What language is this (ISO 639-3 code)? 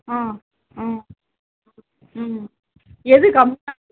tam